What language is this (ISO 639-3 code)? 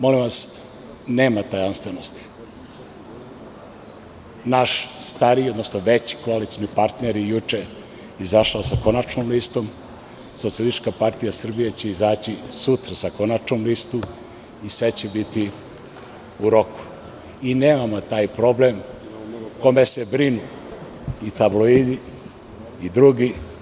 srp